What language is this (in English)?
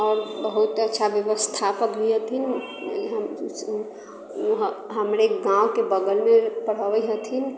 Maithili